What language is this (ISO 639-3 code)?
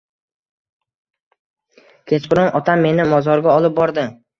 uzb